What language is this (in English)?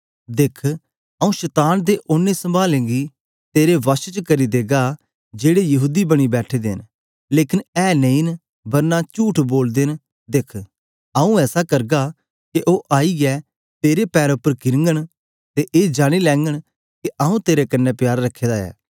Dogri